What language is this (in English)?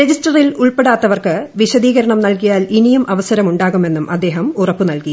Malayalam